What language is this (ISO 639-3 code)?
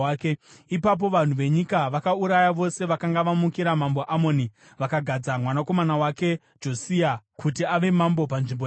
sna